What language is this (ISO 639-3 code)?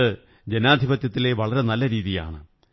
mal